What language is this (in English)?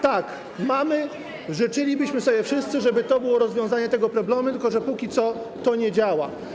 Polish